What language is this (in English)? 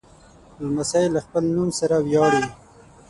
Pashto